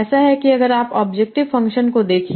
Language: Hindi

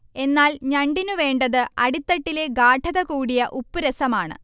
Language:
Malayalam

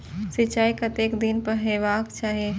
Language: Maithili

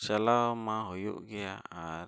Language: Santali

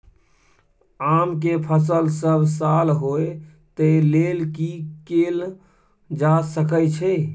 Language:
Maithili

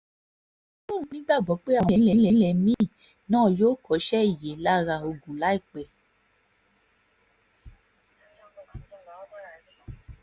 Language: Yoruba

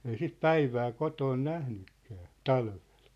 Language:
Finnish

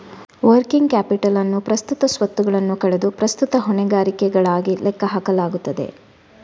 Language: Kannada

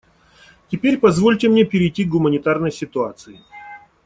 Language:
Russian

